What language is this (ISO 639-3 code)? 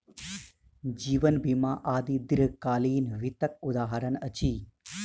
mai